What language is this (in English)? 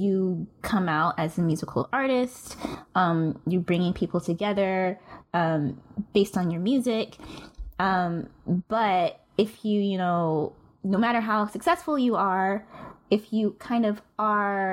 English